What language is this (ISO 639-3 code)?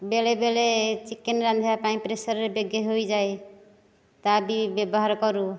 ori